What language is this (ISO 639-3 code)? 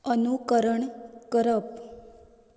kok